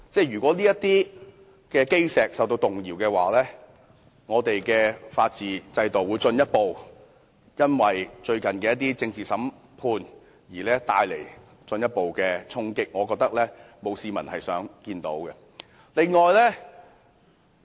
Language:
Cantonese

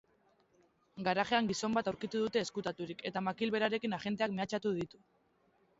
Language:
Basque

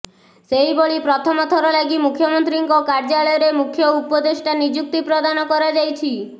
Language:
Odia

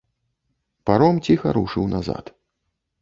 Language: Belarusian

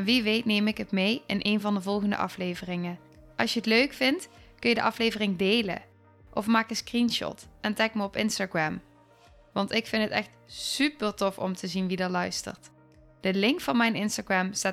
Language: Dutch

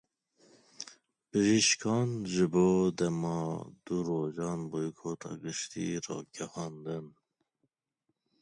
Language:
Kurdish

